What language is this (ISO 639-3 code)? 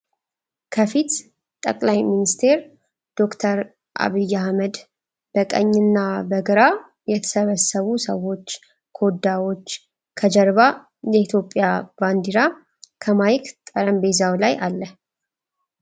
amh